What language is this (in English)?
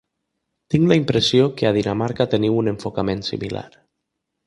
Catalan